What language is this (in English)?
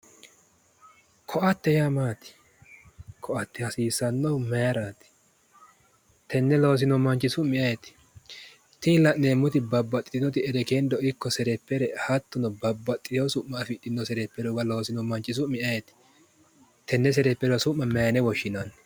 Sidamo